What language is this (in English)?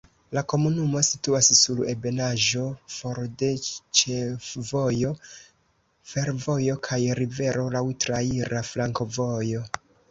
Esperanto